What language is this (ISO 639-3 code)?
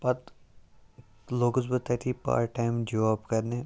kas